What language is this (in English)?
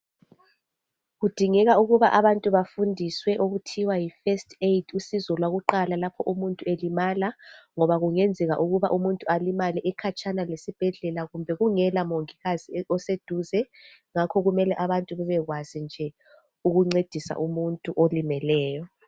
North Ndebele